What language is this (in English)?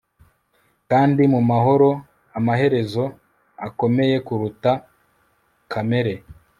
Kinyarwanda